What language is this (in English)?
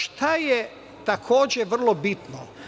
Serbian